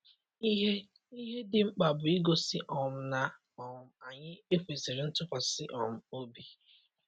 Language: Igbo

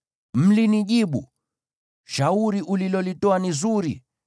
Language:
Swahili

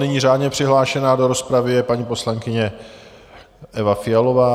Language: Czech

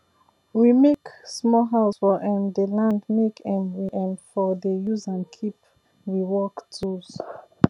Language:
Nigerian Pidgin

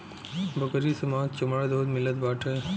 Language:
Bhojpuri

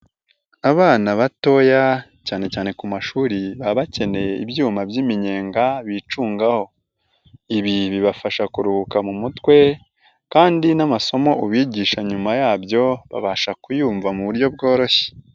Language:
Kinyarwanda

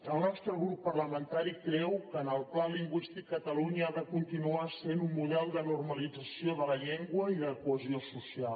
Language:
Catalan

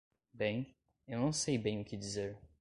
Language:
Portuguese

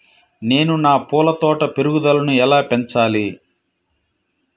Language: Telugu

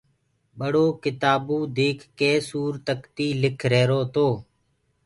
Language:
Gurgula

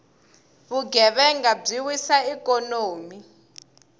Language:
Tsonga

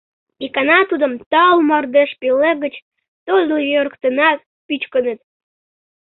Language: Mari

